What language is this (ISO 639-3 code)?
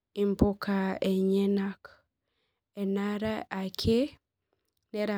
mas